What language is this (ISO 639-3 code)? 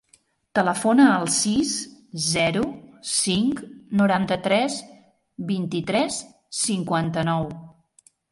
cat